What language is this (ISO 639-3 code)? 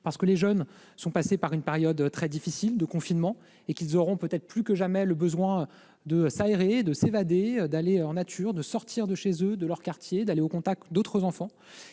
fra